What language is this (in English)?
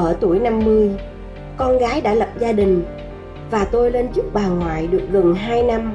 Vietnamese